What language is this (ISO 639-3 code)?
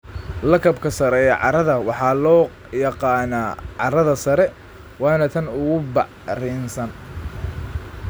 som